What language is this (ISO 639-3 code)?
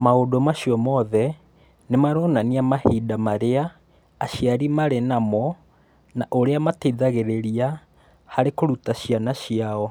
kik